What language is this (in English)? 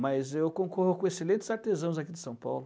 Portuguese